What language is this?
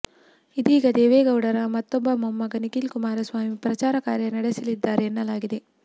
Kannada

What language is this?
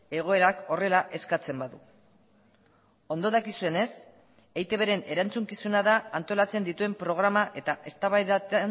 Basque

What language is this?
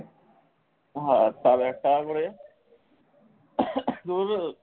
Bangla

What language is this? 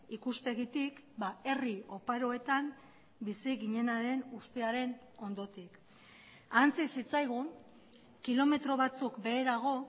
Basque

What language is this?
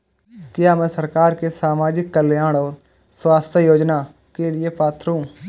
Hindi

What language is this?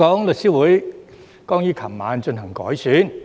Cantonese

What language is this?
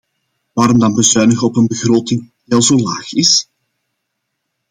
Dutch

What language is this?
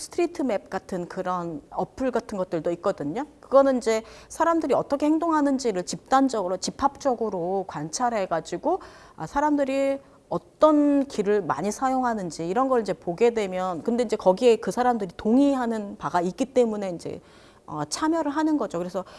Korean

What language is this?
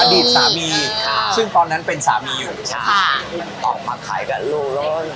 Thai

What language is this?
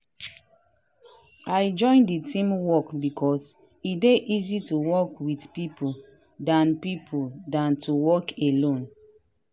Nigerian Pidgin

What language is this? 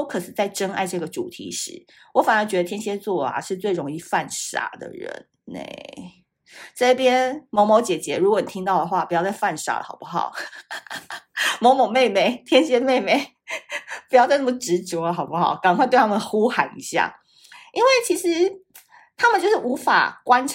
Chinese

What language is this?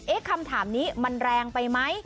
Thai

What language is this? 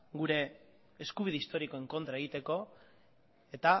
Basque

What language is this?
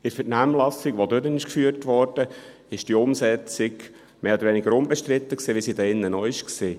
Swiss German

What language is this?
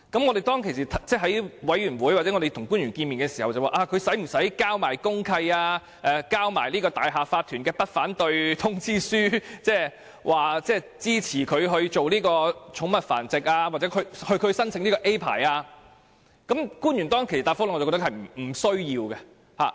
Cantonese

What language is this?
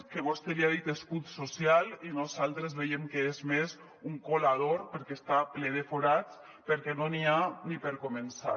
Catalan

